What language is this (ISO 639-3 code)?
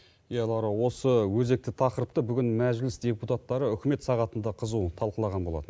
kaz